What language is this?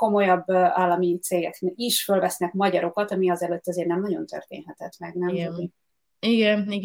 Hungarian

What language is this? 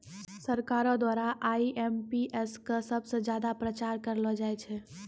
Maithili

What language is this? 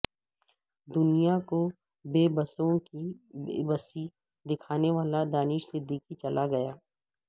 Urdu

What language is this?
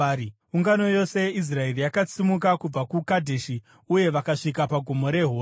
Shona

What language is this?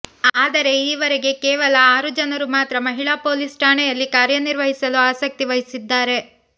Kannada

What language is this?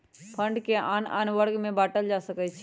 Magahi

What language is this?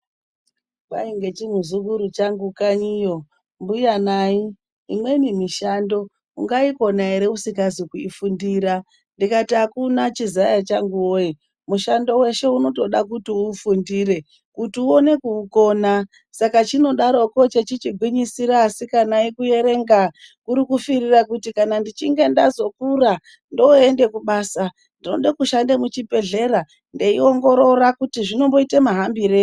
Ndau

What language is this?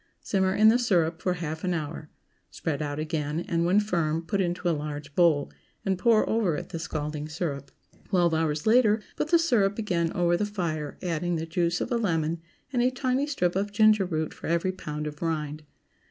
English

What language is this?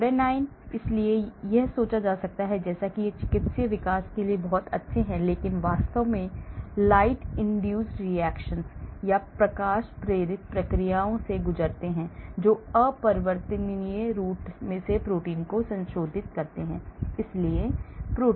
Hindi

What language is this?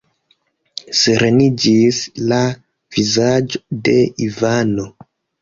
Esperanto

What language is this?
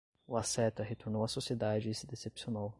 Portuguese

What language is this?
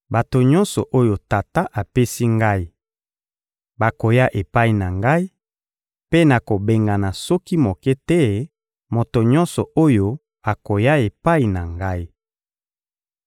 Lingala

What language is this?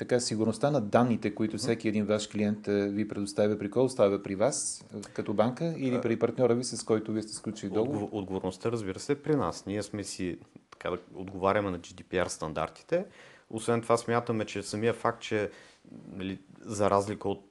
Bulgarian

